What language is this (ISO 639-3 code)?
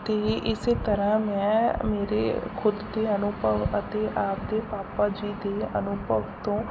pan